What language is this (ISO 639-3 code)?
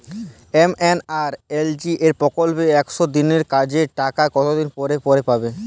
ben